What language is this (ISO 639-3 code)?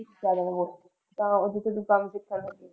pan